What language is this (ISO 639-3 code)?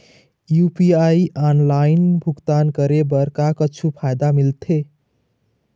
hne